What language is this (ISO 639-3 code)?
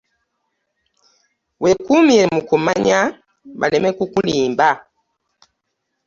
lug